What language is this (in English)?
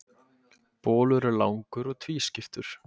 Icelandic